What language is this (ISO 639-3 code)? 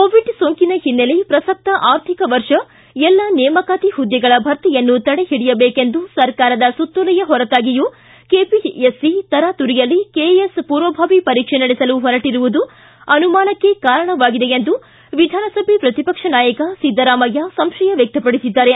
kan